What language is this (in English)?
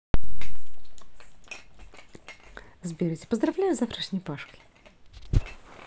Russian